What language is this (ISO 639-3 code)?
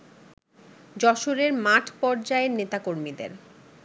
ben